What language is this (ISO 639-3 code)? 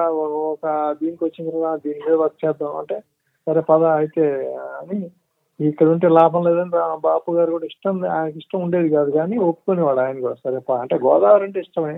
tel